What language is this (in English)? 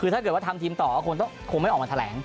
Thai